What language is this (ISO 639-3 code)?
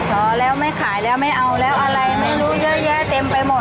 tha